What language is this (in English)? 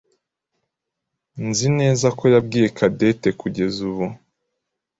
Kinyarwanda